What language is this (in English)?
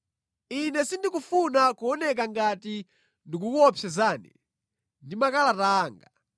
Nyanja